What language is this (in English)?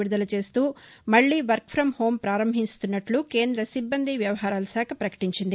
Telugu